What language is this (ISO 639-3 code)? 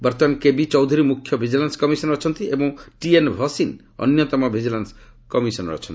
ori